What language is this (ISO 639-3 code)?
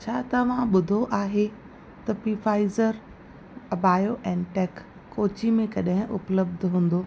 snd